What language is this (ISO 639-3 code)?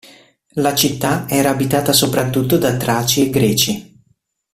ita